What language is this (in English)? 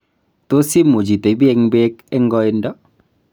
Kalenjin